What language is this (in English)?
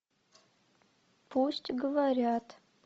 Russian